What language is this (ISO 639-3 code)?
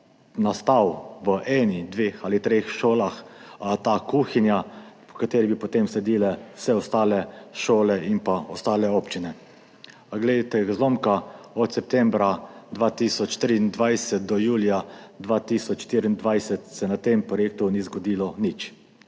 slv